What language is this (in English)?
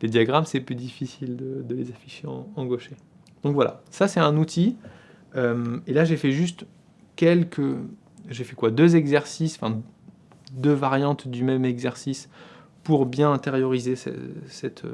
French